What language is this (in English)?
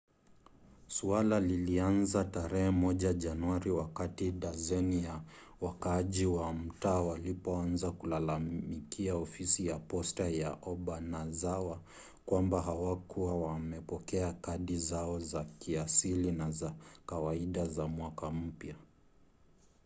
Swahili